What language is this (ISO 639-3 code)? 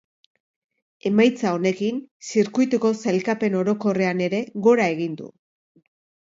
eus